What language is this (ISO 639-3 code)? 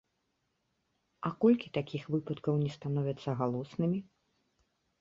bel